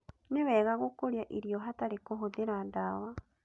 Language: Kikuyu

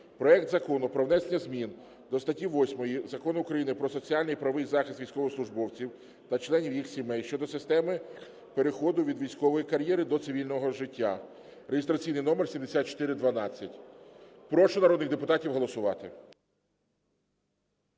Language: Ukrainian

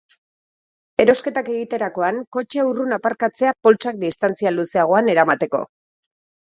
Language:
Basque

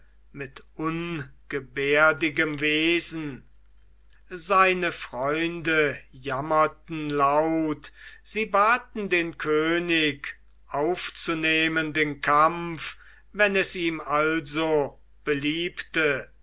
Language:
German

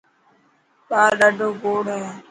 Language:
Dhatki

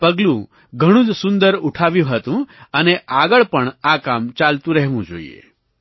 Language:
Gujarati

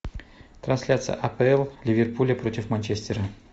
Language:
Russian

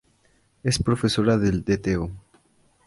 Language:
Spanish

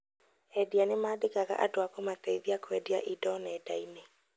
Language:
Kikuyu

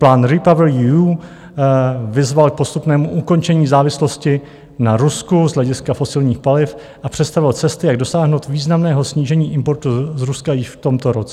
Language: Czech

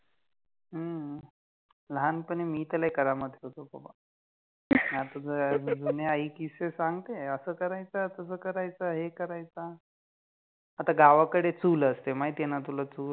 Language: Marathi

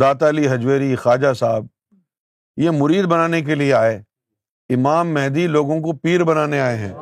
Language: Urdu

